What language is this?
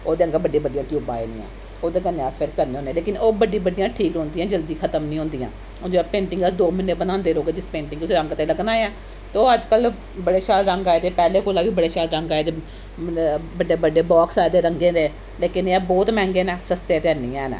Dogri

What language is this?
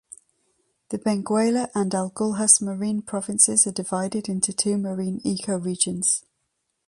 English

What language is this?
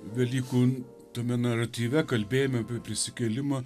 Lithuanian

